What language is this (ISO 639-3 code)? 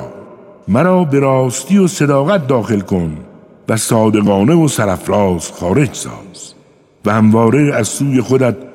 fas